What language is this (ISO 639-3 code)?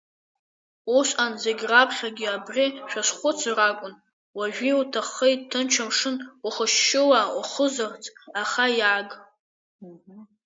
abk